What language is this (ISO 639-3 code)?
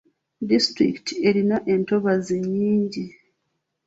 lug